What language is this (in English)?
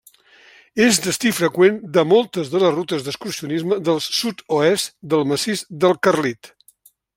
Catalan